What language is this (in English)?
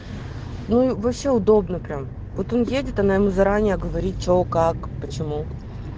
Russian